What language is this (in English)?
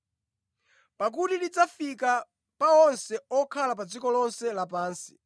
Nyanja